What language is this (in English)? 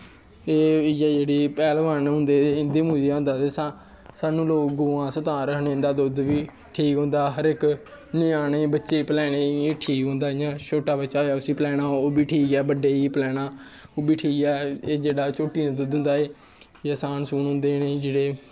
Dogri